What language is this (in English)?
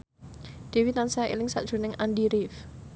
Javanese